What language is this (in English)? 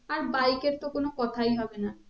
Bangla